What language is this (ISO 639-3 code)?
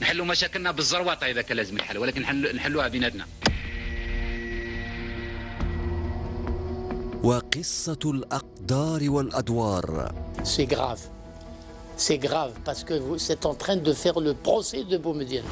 ara